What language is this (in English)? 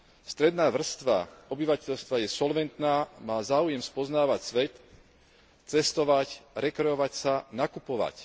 Slovak